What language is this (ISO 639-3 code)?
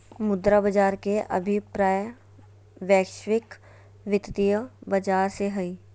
mag